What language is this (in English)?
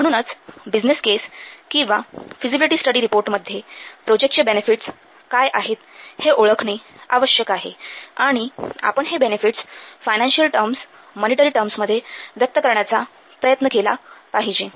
Marathi